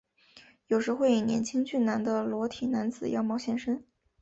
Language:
Chinese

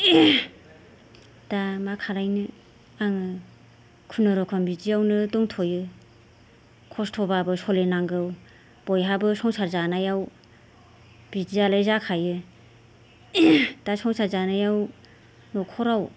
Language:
Bodo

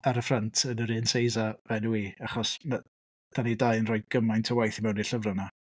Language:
Welsh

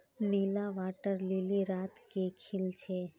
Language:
Magahi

